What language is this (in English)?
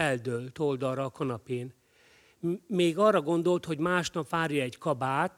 Hungarian